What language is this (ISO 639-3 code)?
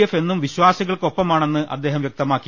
mal